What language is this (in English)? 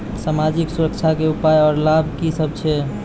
Maithili